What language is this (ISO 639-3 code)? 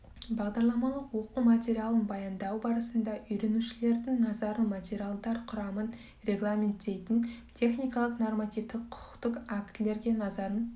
kaz